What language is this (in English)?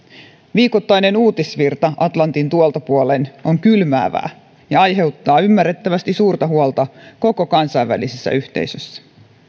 Finnish